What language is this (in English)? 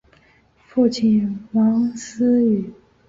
Chinese